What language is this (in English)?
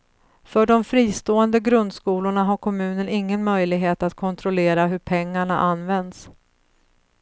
Swedish